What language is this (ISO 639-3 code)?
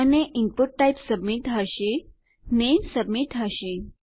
guj